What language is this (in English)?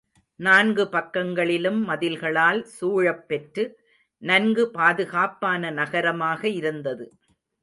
Tamil